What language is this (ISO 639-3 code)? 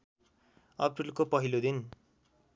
nep